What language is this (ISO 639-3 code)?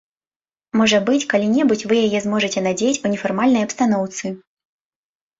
bel